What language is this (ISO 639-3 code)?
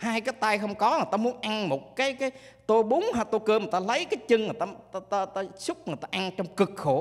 vie